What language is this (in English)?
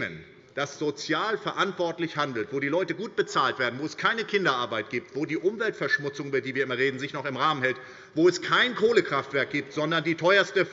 German